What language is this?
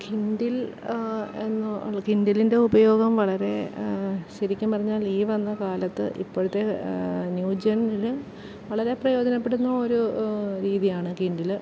Malayalam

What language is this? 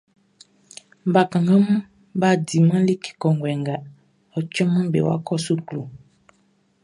Baoulé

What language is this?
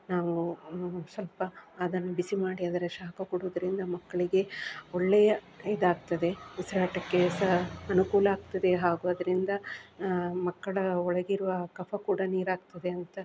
Kannada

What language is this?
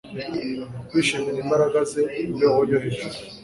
Kinyarwanda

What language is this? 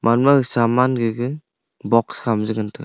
Wancho Naga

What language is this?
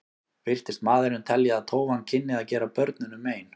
Icelandic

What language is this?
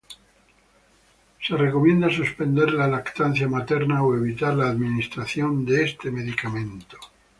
Spanish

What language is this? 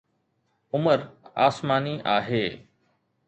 Sindhi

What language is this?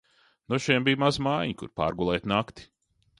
Latvian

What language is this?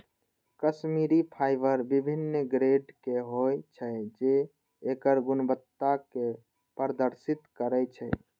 Maithili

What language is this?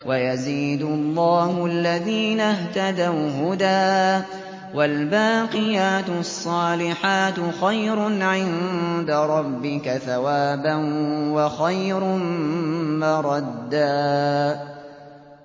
Arabic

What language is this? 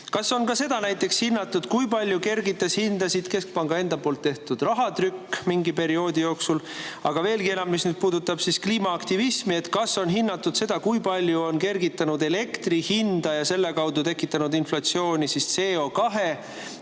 Estonian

